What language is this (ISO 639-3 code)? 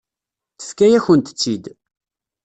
kab